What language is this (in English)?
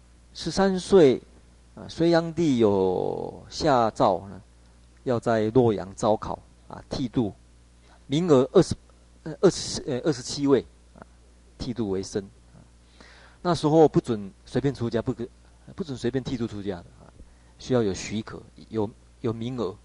Chinese